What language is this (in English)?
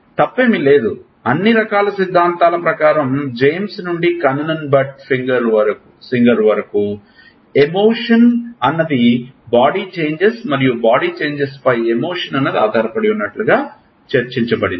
Telugu